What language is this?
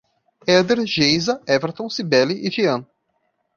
Portuguese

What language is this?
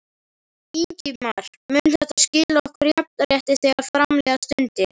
Icelandic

